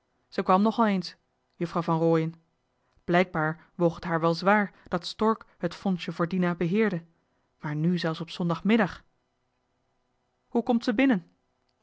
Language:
Dutch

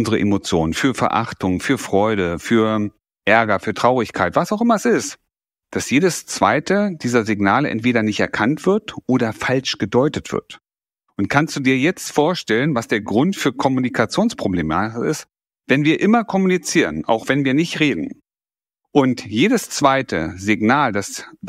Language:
German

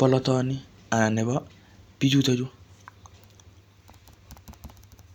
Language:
Kalenjin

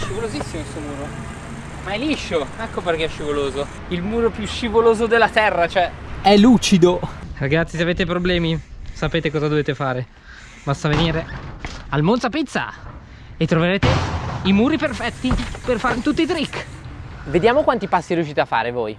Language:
Italian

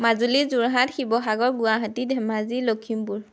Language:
Assamese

